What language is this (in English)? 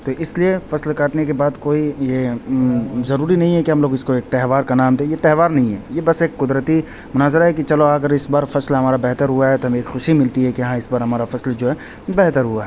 Urdu